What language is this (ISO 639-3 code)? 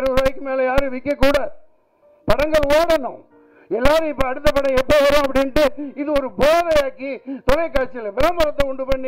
ara